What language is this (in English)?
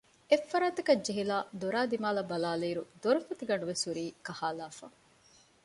Divehi